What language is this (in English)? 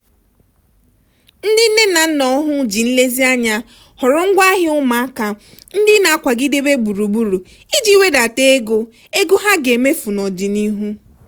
Igbo